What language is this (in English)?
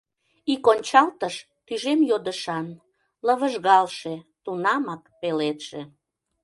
Mari